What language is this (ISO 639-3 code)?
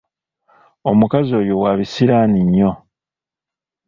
lug